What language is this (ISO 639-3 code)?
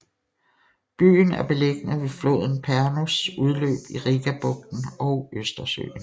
dan